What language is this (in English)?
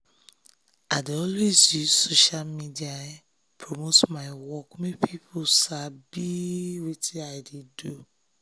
Nigerian Pidgin